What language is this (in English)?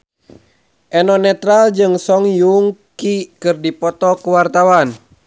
Sundanese